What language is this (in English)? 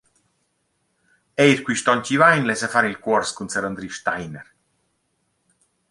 Romansh